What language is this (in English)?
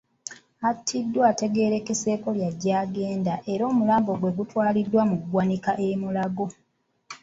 Ganda